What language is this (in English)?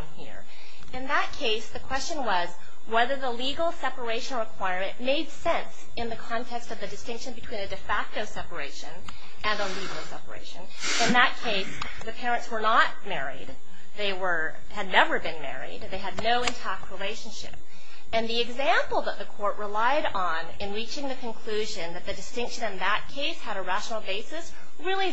English